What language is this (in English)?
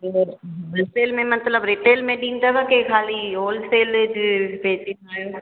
Sindhi